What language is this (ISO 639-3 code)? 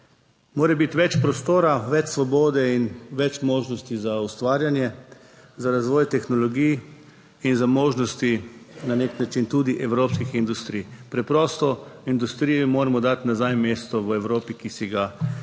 slv